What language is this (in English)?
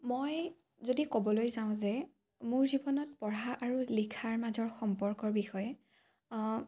Assamese